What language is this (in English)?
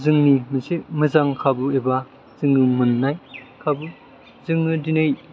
Bodo